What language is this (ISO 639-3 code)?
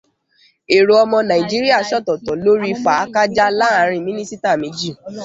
yor